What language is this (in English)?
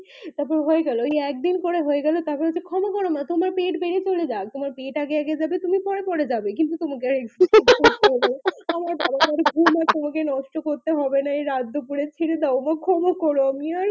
Bangla